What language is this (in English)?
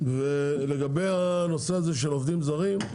Hebrew